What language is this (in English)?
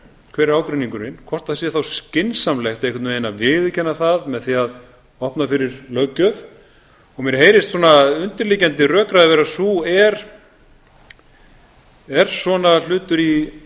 Icelandic